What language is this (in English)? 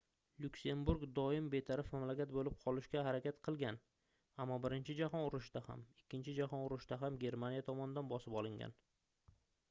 Uzbek